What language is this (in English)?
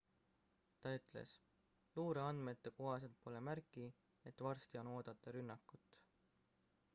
Estonian